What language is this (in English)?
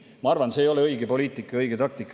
Estonian